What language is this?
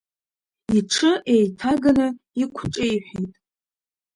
Abkhazian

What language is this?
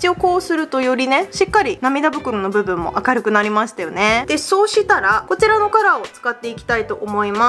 Japanese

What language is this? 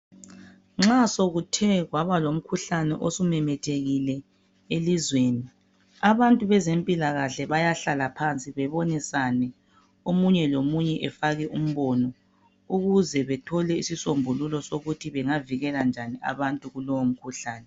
North Ndebele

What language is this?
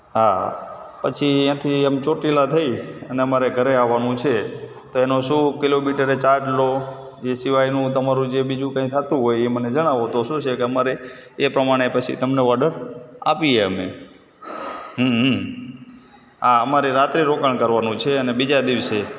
Gujarati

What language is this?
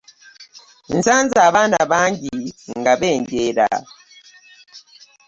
Ganda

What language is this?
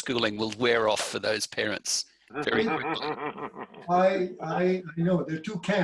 English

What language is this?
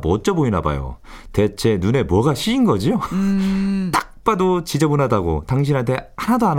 Korean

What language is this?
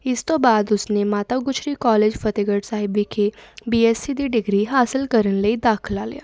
Punjabi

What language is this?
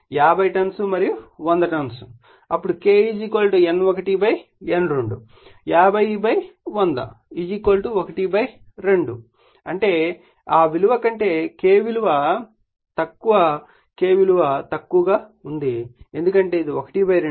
Telugu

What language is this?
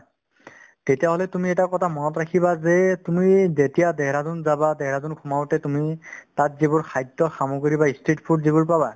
Assamese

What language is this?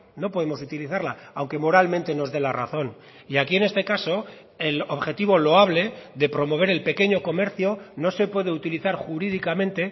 Spanish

